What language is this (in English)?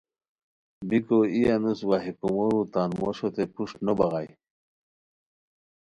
Khowar